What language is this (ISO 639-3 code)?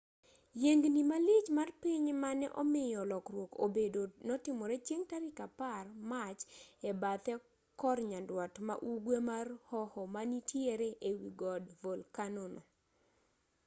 luo